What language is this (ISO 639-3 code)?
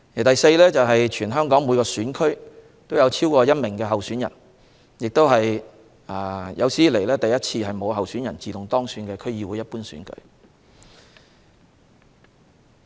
yue